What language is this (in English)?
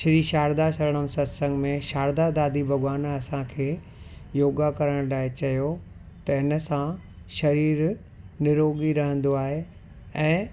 Sindhi